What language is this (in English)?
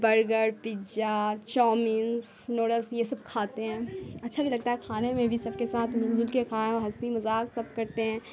Urdu